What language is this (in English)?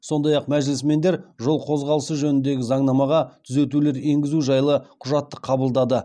Kazakh